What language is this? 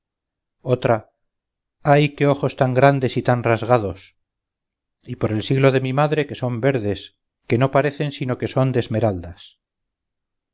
Spanish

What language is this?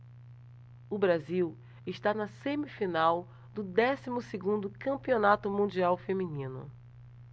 Portuguese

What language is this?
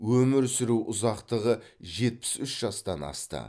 Kazakh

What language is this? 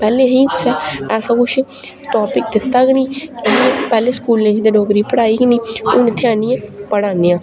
Dogri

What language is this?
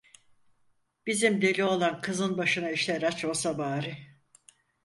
Turkish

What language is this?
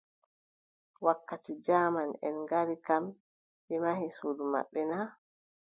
Adamawa Fulfulde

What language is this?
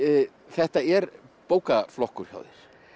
Icelandic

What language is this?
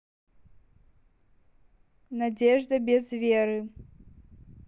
Russian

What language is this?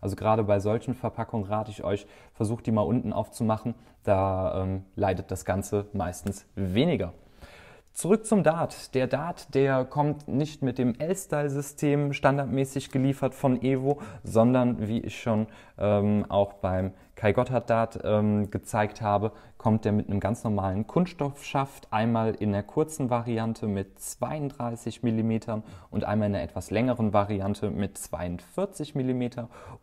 German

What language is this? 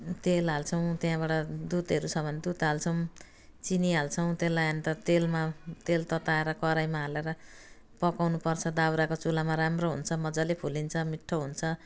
Nepali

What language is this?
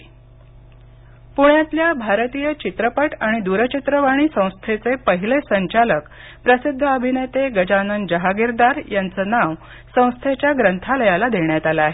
Marathi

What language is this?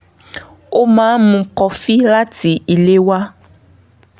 Yoruba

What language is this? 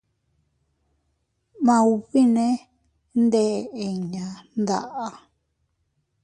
Teutila Cuicatec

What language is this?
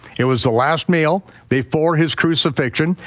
English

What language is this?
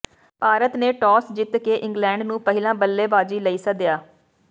Punjabi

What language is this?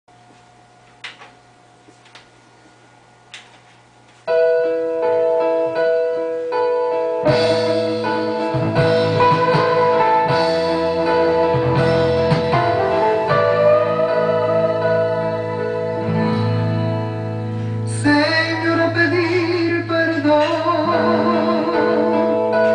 Greek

